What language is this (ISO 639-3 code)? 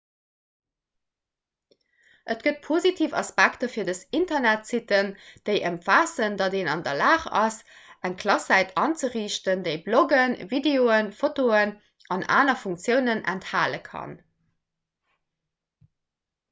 ltz